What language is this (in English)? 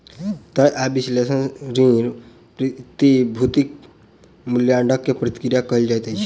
Maithili